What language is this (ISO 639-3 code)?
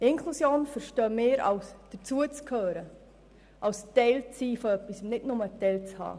gsw